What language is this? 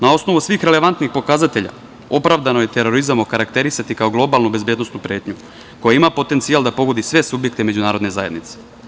Serbian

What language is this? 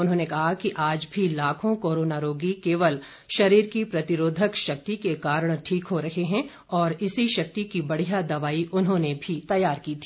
Hindi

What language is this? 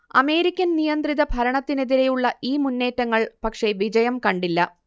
Malayalam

